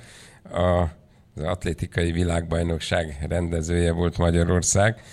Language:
Hungarian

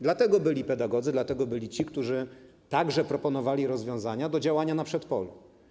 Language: Polish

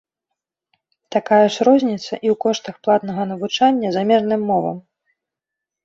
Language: Belarusian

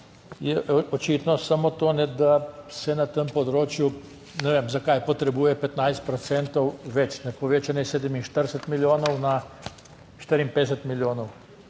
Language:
Slovenian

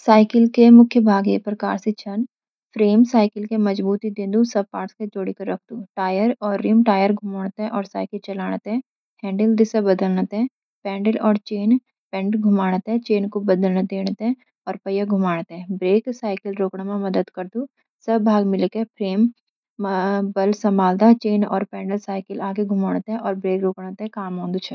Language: Garhwali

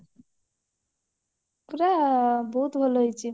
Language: Odia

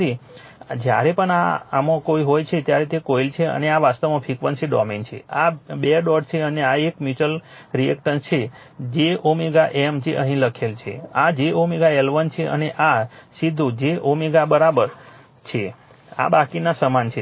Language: Gujarati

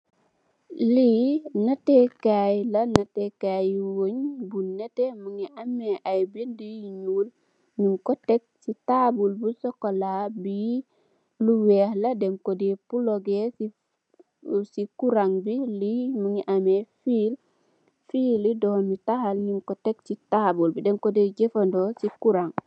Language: Wolof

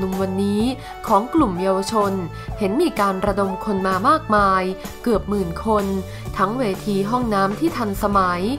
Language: Thai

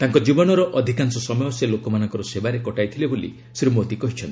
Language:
Odia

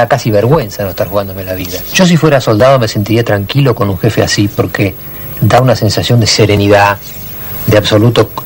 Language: Spanish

